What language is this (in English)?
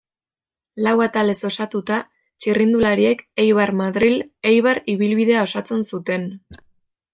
Basque